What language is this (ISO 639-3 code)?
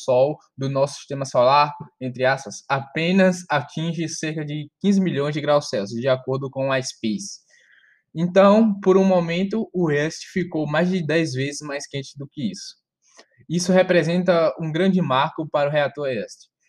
por